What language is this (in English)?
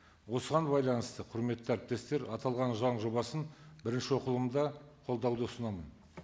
Kazakh